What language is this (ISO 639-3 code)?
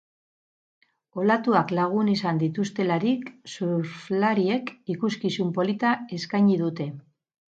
eus